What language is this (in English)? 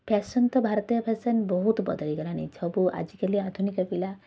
Odia